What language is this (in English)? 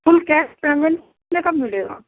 Urdu